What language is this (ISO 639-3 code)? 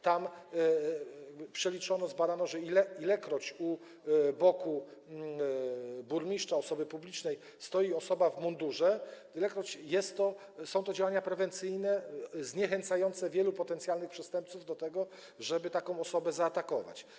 pol